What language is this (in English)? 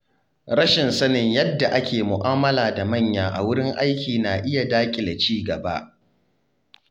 Hausa